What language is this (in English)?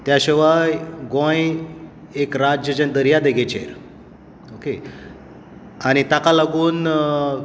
Konkani